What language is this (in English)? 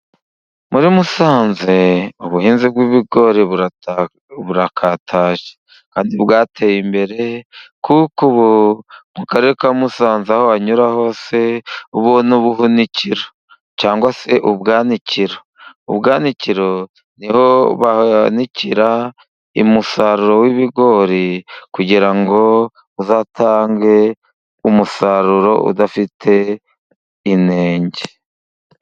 Kinyarwanda